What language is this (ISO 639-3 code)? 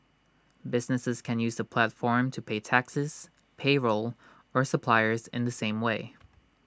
eng